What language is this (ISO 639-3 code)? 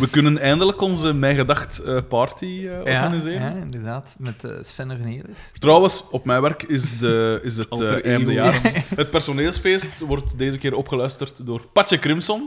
nld